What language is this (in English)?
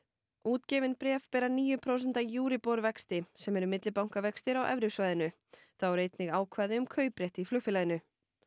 Icelandic